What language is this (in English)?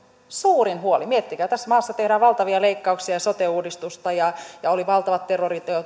Finnish